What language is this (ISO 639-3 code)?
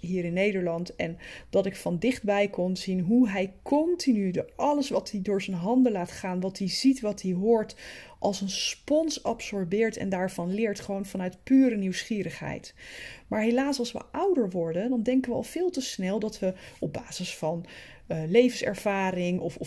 nld